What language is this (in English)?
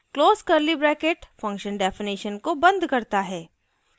Hindi